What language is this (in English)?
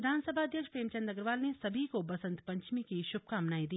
Hindi